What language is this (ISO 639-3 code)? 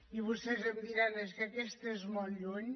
cat